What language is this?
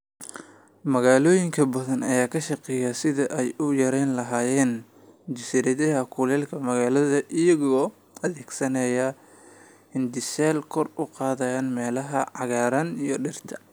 Somali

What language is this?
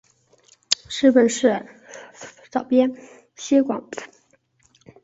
Chinese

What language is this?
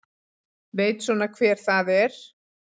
Icelandic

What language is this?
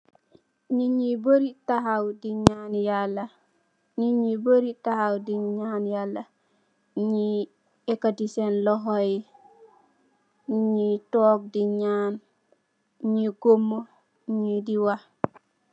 Wolof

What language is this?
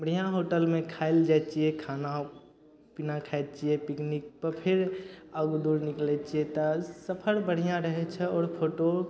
Maithili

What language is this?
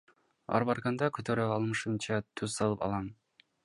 Kyrgyz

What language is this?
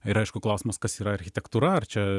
Lithuanian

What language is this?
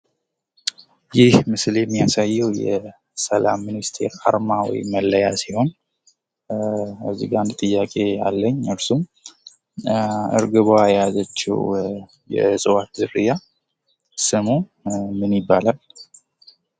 Amharic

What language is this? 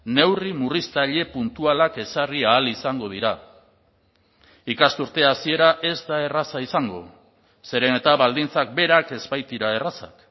Basque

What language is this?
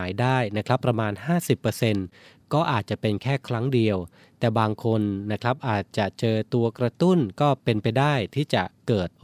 Thai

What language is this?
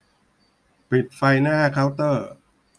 Thai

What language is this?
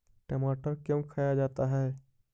Magahi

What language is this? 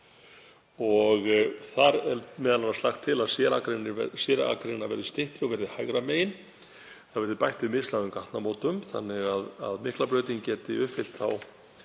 Icelandic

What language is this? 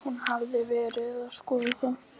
Icelandic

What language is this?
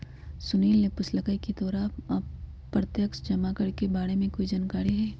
Magahi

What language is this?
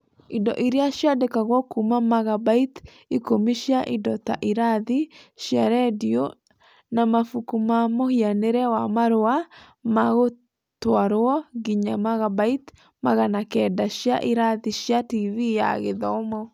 Kikuyu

